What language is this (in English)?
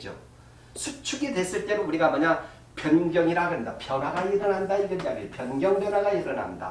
Korean